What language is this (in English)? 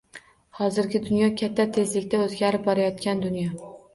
Uzbek